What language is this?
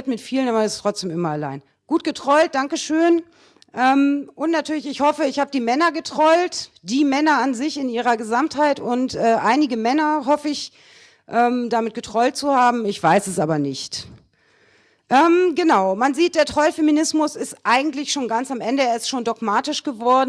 German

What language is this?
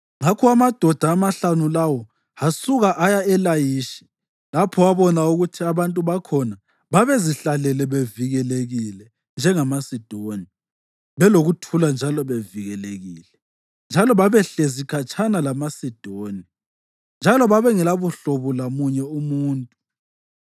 North Ndebele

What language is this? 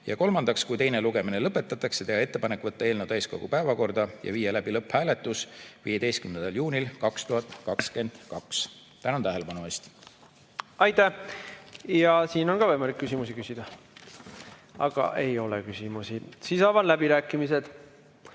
Estonian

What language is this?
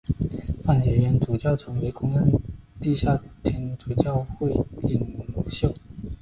Chinese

